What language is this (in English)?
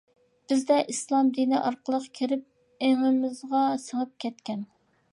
Uyghur